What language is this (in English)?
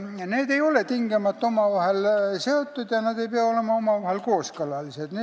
Estonian